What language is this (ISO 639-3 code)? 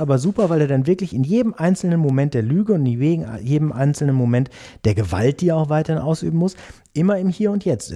deu